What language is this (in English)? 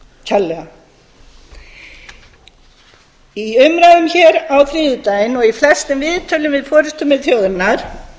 Icelandic